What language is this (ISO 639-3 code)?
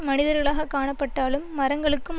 tam